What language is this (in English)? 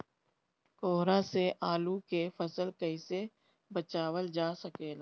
Bhojpuri